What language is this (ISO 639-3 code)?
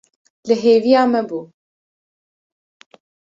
kur